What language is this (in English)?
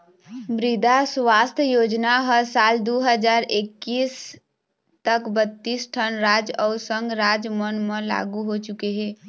Chhattisgarhi